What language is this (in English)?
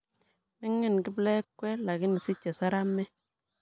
Kalenjin